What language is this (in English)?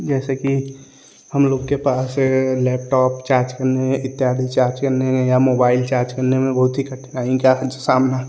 Hindi